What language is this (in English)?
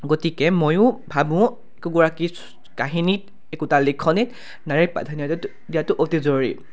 Assamese